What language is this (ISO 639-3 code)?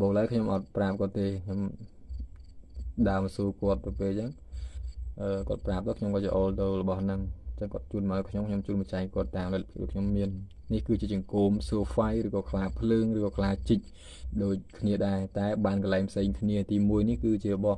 vie